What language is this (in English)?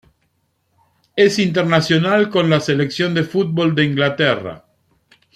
Spanish